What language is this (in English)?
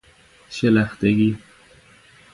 Persian